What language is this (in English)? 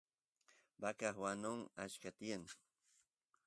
Santiago del Estero Quichua